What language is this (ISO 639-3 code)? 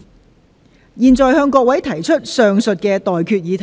yue